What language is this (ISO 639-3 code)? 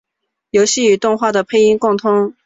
zho